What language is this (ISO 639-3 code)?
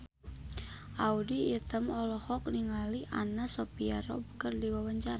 sun